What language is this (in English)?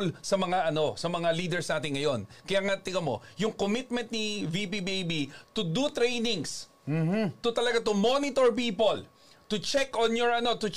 Filipino